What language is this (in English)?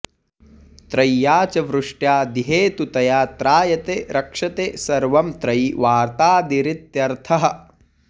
Sanskrit